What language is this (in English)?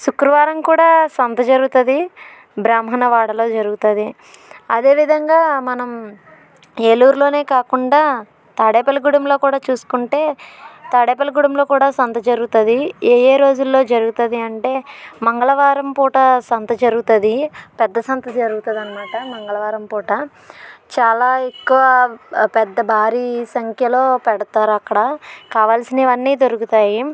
Telugu